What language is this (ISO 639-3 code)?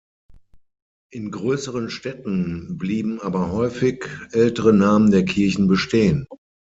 deu